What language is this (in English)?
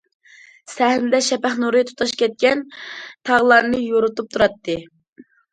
Uyghur